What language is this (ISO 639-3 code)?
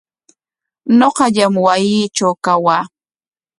qwa